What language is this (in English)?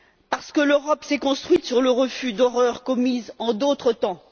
French